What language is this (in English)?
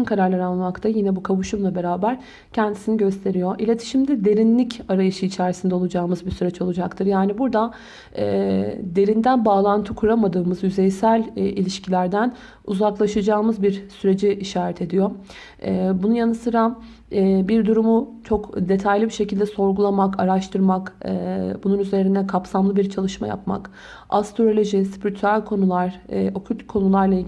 Turkish